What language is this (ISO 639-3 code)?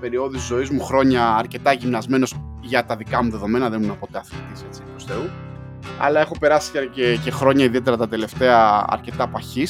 ell